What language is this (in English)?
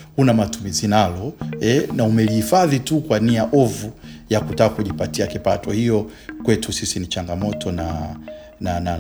Swahili